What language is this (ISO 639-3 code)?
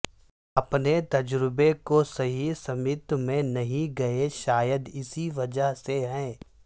urd